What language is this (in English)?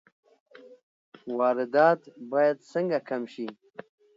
Pashto